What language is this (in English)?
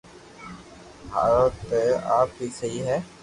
Loarki